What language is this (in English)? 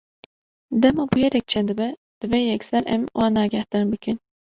Kurdish